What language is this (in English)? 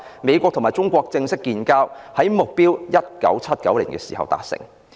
Cantonese